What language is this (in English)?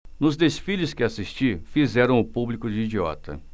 Portuguese